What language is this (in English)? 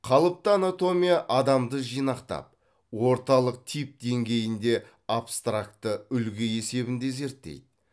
Kazakh